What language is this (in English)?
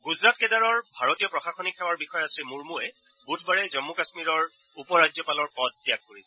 Assamese